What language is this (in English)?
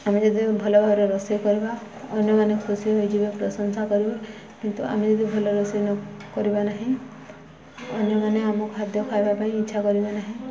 Odia